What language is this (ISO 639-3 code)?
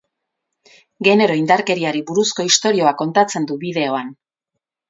eus